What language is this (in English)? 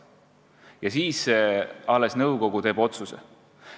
Estonian